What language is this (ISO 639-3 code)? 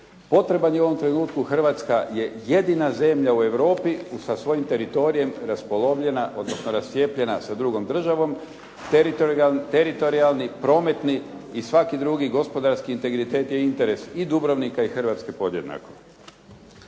hrv